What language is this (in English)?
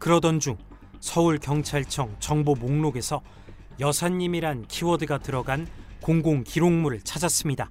Korean